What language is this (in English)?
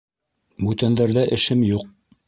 Bashkir